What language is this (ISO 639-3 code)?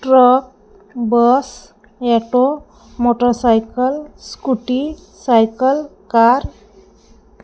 mar